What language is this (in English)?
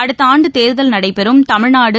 Tamil